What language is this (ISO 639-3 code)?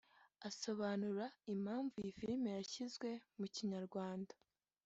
kin